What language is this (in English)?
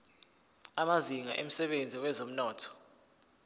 Zulu